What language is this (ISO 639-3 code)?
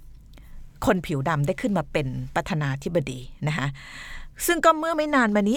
tha